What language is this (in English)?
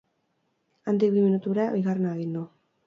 Basque